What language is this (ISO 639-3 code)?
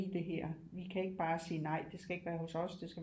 dan